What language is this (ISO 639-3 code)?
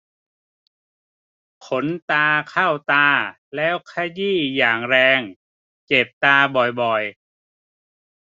tha